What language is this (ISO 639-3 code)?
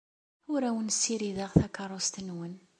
kab